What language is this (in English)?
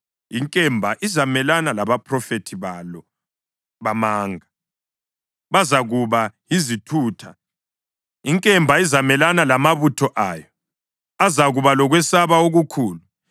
North Ndebele